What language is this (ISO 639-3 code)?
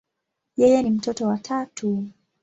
swa